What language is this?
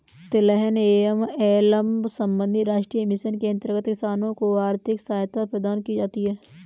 Hindi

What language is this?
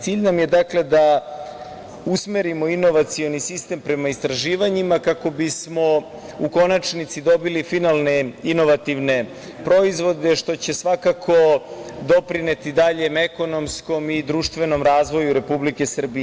Serbian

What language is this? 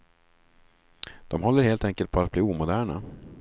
Swedish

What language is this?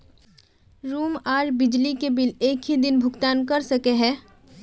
Magahi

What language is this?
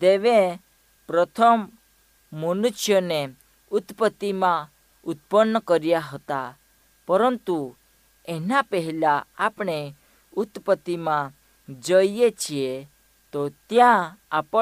Hindi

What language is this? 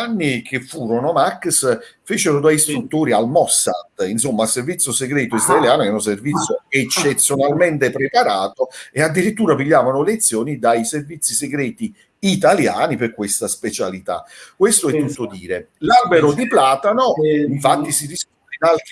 Italian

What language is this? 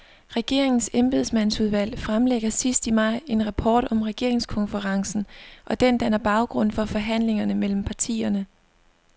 Danish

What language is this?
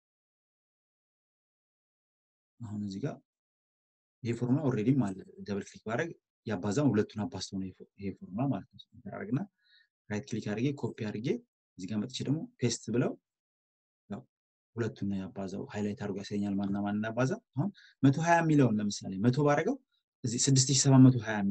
Turkish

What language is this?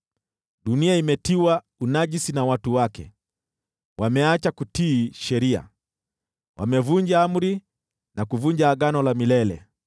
Swahili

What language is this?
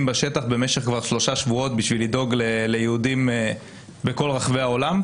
Hebrew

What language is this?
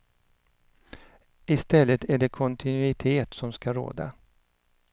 Swedish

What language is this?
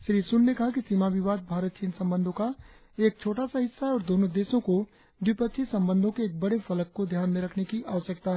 Hindi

